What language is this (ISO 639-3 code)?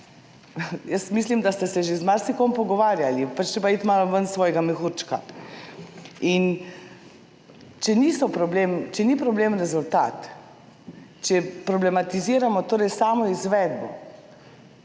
slv